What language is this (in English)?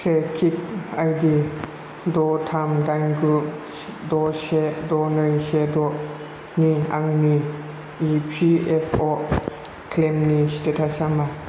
Bodo